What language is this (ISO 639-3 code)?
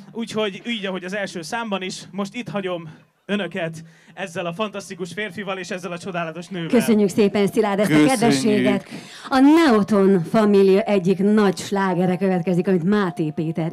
hun